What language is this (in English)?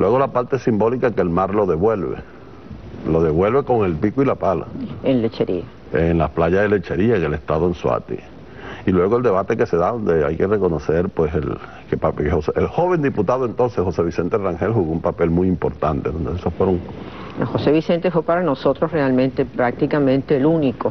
Spanish